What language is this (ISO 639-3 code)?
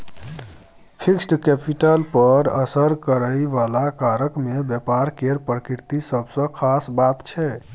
mai